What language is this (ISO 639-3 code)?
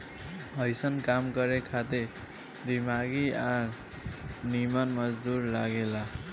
bho